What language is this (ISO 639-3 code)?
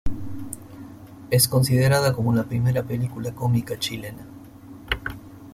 spa